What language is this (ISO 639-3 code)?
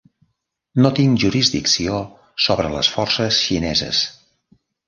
cat